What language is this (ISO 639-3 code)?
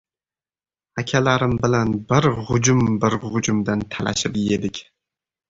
uzb